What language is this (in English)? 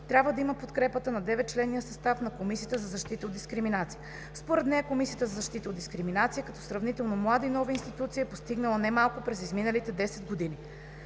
Bulgarian